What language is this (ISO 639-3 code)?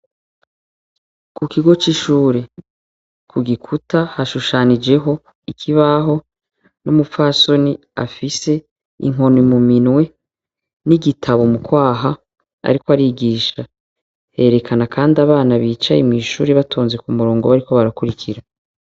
run